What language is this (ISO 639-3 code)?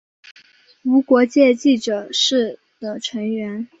zho